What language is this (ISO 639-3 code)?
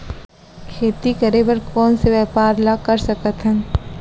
hne